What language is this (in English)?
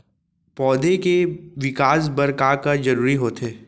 Chhattisgarhi